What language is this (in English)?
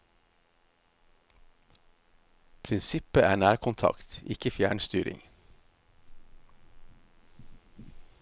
Norwegian